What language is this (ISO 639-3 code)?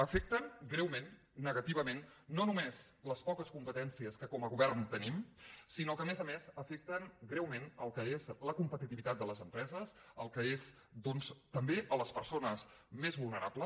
cat